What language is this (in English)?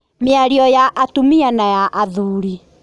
Kikuyu